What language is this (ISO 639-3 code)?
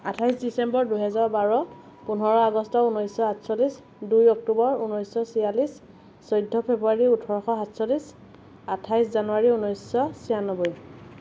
asm